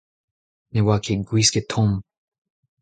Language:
Breton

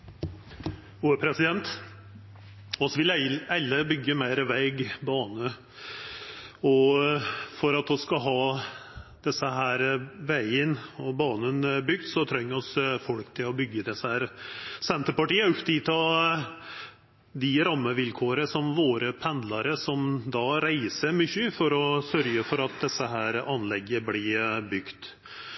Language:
Norwegian Nynorsk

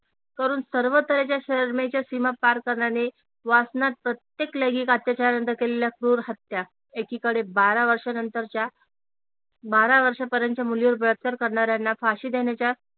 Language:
Marathi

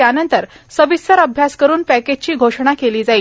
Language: Marathi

